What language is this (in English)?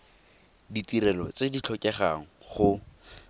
Tswana